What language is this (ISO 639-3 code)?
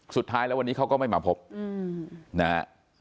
tha